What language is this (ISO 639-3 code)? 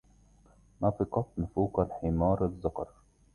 ara